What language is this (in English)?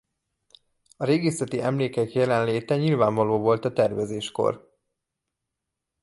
Hungarian